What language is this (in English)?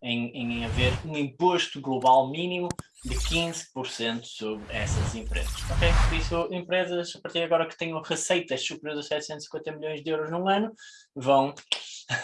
Portuguese